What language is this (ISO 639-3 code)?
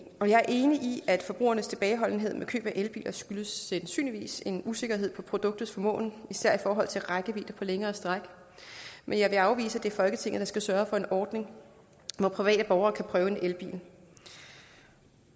dan